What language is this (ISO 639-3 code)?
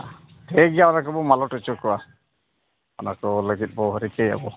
sat